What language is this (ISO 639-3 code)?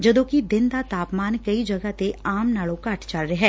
pan